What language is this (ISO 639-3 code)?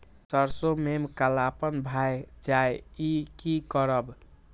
mai